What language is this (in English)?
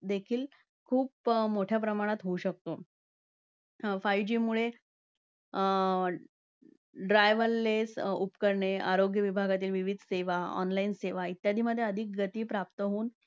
Marathi